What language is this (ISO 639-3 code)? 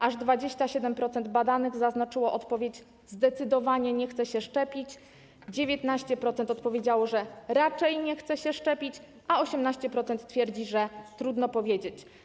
pol